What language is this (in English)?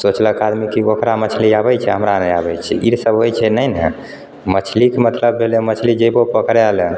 Maithili